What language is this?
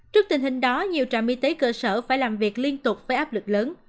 Vietnamese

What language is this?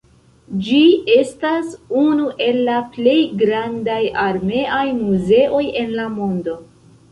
Esperanto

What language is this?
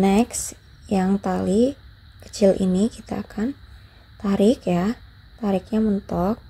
Indonesian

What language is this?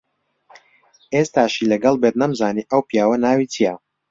Central Kurdish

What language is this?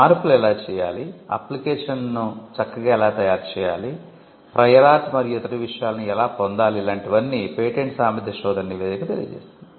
Telugu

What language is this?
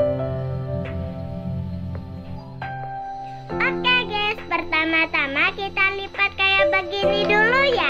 Indonesian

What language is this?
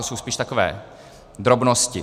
Czech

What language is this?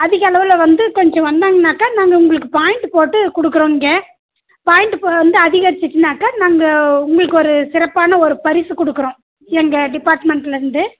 Tamil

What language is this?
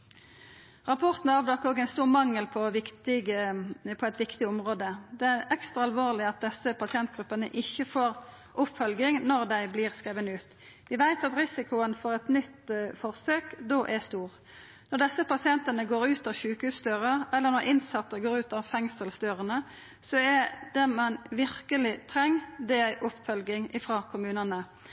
Norwegian Nynorsk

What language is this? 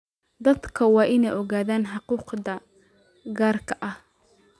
Somali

